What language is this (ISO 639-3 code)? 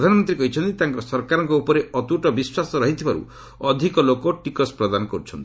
ori